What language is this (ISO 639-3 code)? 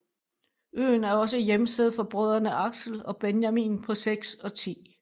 dan